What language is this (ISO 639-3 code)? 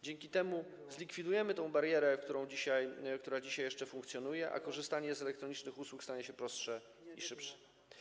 pol